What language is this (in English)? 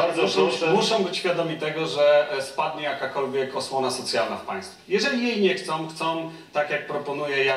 Polish